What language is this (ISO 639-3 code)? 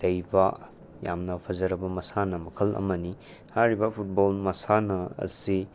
mni